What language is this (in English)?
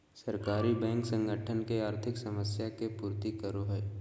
Magahi